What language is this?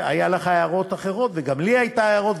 Hebrew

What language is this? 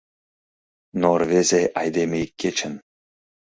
Mari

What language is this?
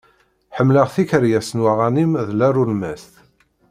Kabyle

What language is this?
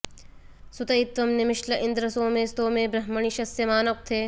Sanskrit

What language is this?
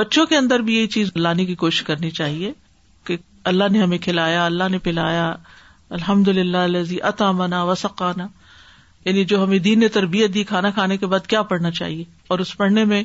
Urdu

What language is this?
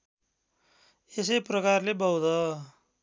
Nepali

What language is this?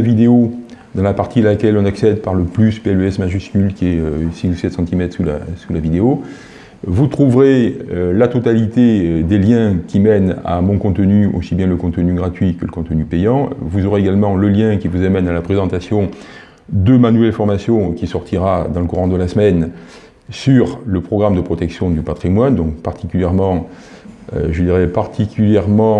French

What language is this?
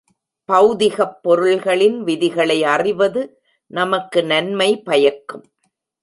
Tamil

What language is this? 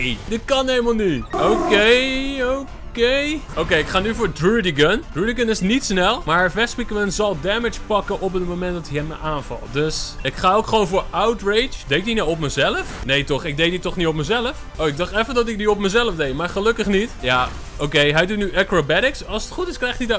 Dutch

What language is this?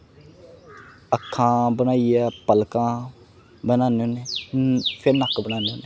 Dogri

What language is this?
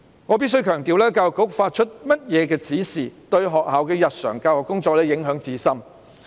Cantonese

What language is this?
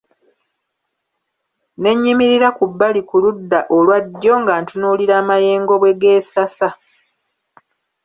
Ganda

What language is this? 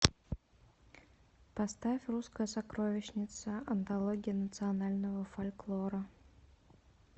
Russian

